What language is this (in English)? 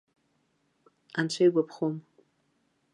Abkhazian